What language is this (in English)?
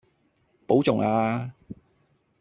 Cantonese